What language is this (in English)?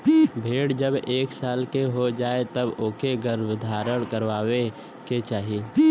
Bhojpuri